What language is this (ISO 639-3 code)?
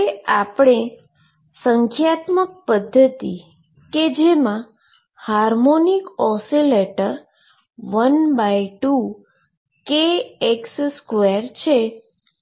guj